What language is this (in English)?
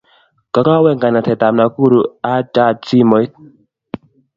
Kalenjin